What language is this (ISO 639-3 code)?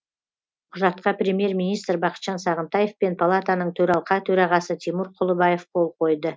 kaz